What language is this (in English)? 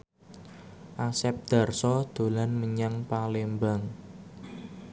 Javanese